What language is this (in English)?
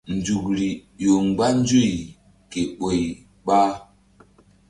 Mbum